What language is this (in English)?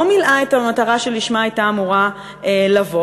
Hebrew